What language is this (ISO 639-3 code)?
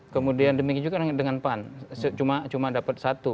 ind